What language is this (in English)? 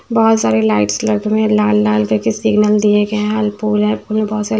Hindi